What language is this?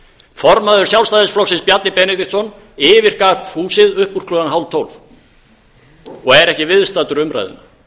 Icelandic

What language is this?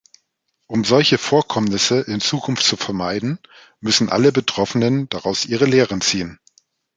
German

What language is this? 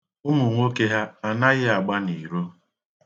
Igbo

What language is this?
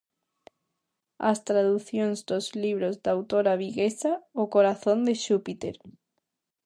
Galician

